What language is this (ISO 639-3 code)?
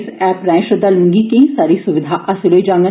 doi